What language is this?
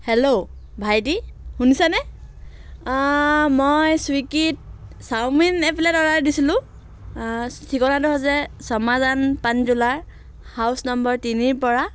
Assamese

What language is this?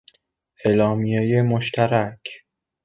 Persian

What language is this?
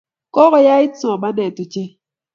Kalenjin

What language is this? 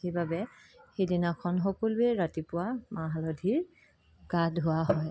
Assamese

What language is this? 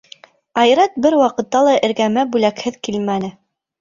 Bashkir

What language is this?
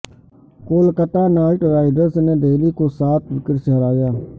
Urdu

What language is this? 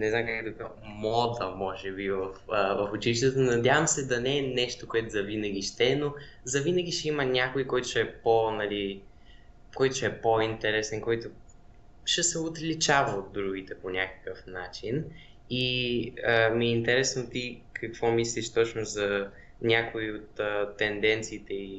Bulgarian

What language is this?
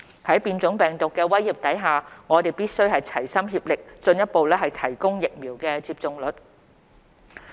Cantonese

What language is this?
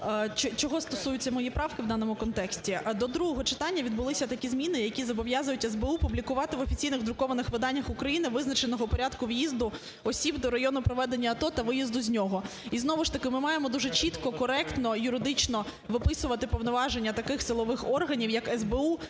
Ukrainian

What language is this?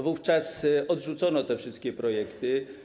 Polish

